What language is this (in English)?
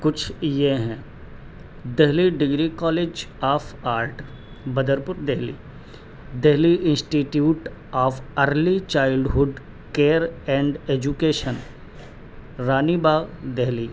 Urdu